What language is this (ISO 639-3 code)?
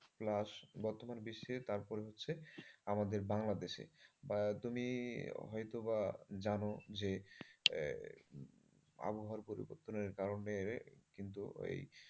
ben